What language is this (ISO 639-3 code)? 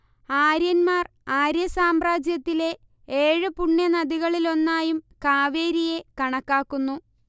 mal